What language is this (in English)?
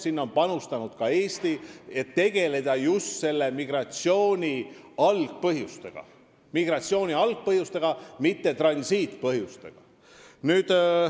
Estonian